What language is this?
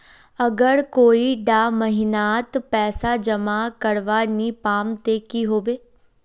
Magahi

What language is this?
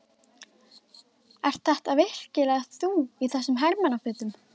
Icelandic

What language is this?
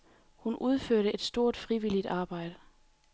Danish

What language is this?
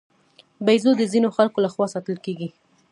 Pashto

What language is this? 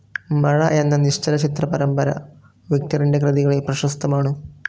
Malayalam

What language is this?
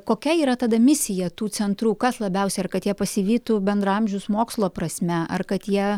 Lithuanian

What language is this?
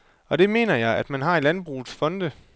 Danish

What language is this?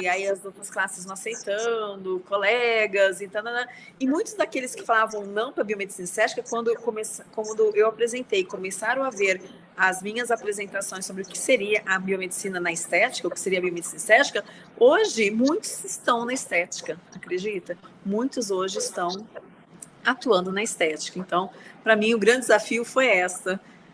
Portuguese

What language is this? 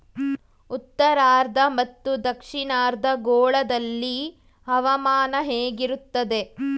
Kannada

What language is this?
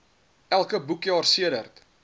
Afrikaans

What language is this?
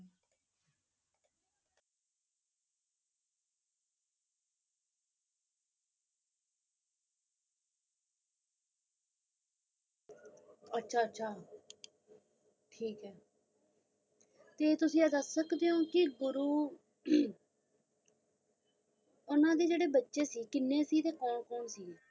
Punjabi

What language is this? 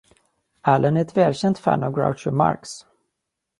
Swedish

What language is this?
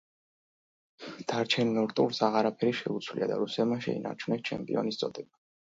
Georgian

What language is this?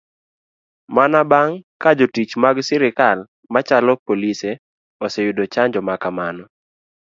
Luo (Kenya and Tanzania)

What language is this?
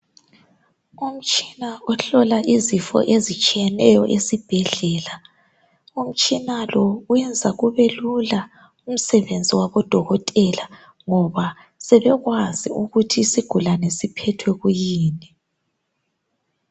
North Ndebele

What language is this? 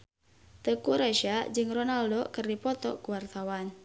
Sundanese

